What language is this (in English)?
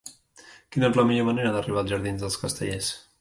Catalan